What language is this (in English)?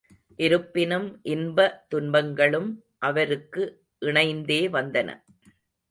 Tamil